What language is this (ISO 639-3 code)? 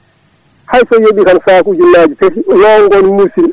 ful